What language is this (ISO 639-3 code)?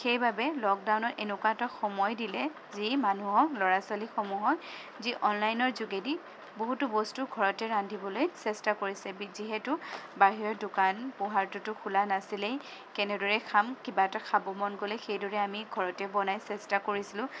asm